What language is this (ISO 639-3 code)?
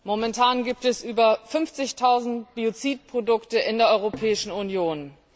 deu